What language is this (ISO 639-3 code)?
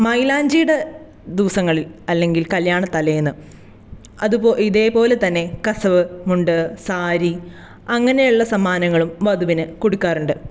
mal